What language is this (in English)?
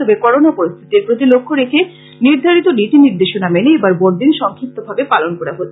Bangla